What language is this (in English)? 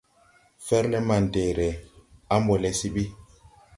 Tupuri